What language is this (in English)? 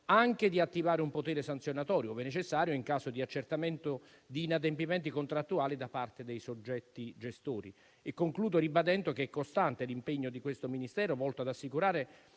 Italian